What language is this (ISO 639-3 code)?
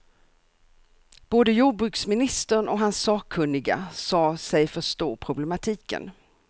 swe